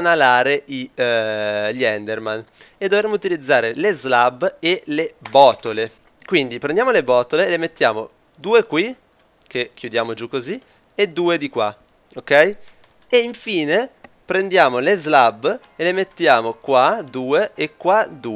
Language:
Italian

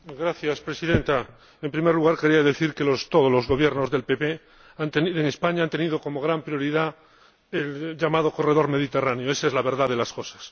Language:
Spanish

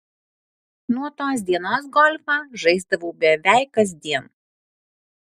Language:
Lithuanian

